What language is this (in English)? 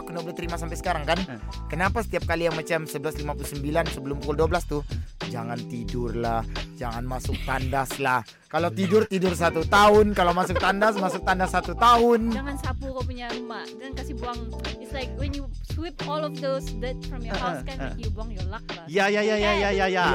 Malay